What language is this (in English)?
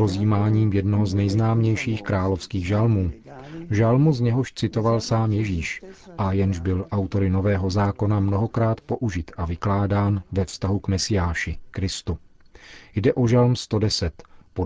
Czech